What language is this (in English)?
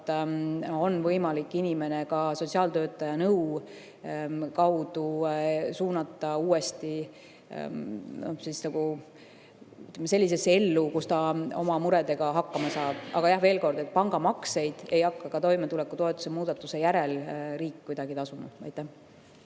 Estonian